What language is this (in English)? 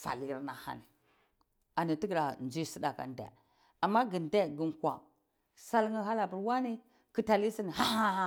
Cibak